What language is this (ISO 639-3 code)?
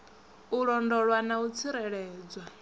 ven